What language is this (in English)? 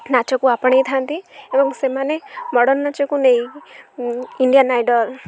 Odia